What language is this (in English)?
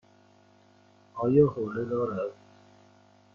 Persian